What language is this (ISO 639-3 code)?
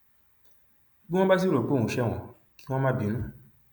yor